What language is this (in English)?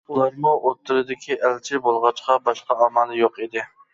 Uyghur